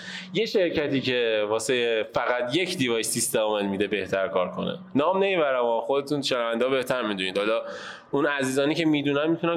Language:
Persian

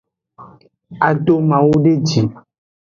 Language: Aja (Benin)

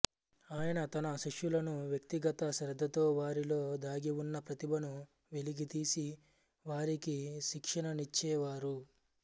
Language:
Telugu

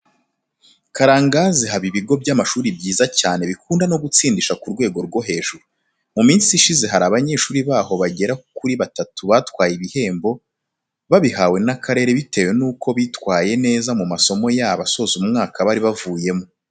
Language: Kinyarwanda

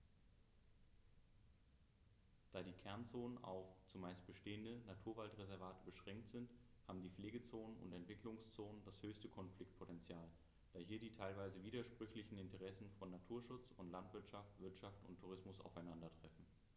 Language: German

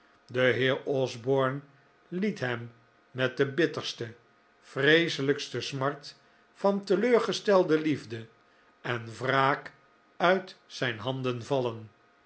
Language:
Dutch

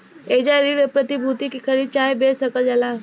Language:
Bhojpuri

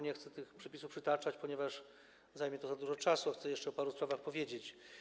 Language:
Polish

